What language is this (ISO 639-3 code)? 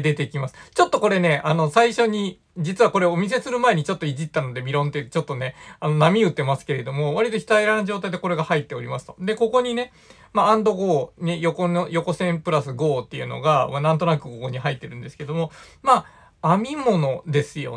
jpn